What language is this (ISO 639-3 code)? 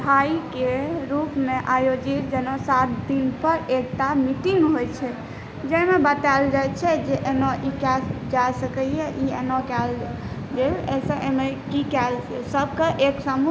mai